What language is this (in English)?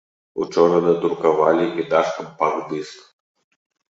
Belarusian